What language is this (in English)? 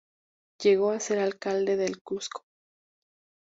Spanish